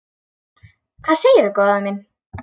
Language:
Icelandic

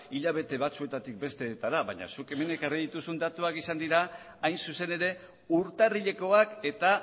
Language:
Basque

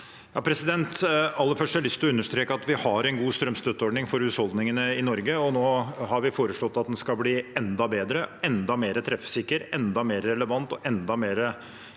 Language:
Norwegian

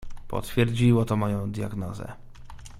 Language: Polish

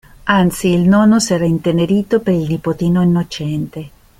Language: Italian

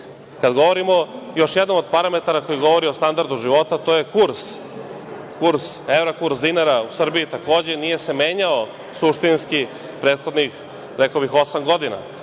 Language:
Serbian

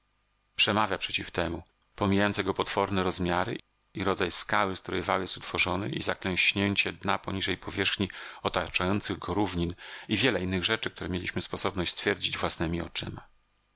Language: Polish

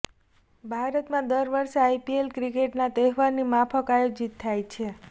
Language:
Gujarati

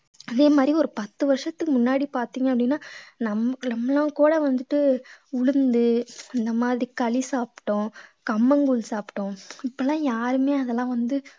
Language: Tamil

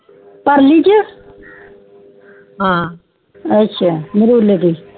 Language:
Punjabi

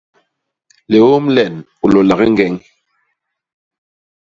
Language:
Basaa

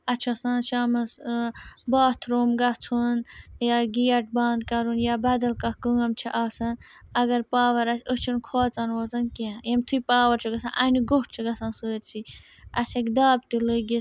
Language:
Kashmiri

